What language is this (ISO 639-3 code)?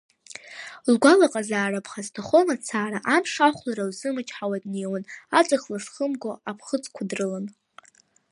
abk